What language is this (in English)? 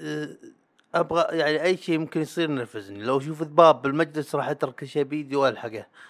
Arabic